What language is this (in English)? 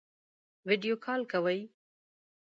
Pashto